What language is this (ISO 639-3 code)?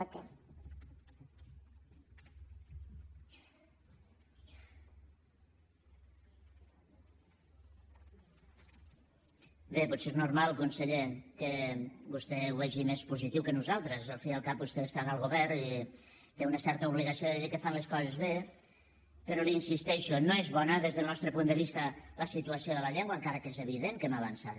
cat